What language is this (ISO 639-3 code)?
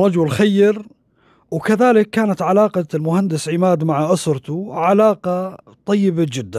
ara